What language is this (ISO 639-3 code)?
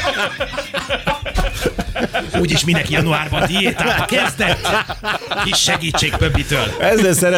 hun